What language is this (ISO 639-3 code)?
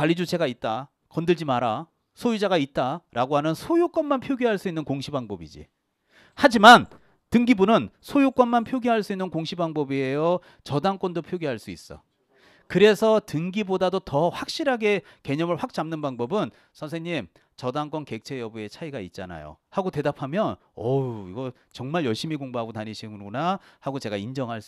kor